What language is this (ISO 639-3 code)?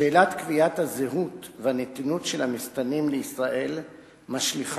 heb